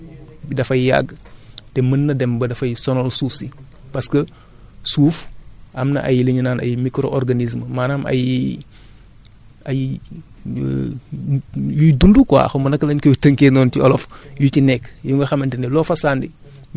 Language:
Wolof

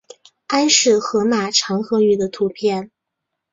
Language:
Chinese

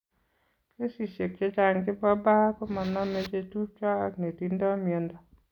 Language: Kalenjin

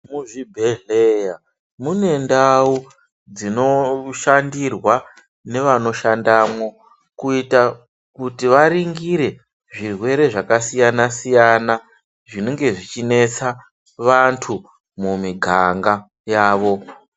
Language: Ndau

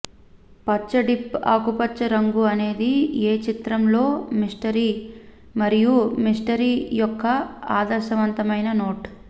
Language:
Telugu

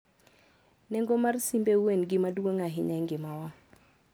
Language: Luo (Kenya and Tanzania)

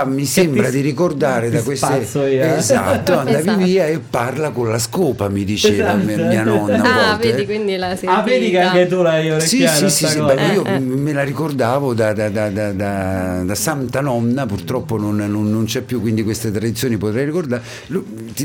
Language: Italian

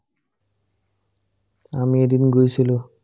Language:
Assamese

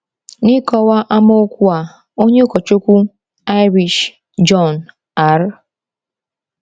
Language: Igbo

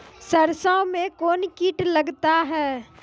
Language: Maithili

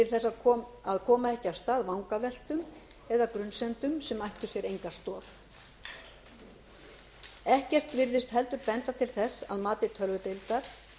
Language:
Icelandic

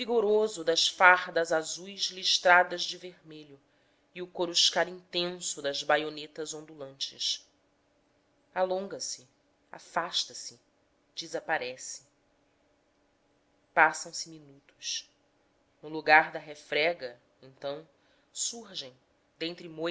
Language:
Portuguese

